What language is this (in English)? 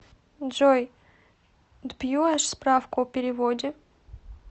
Russian